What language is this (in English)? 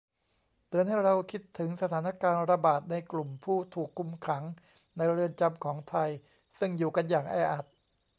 Thai